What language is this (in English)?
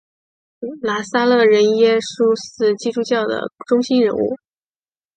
Chinese